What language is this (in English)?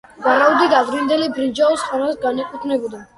Georgian